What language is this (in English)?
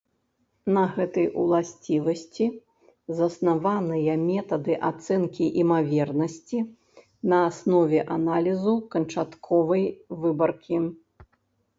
Belarusian